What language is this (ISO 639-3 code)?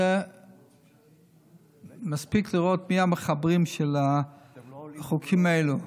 heb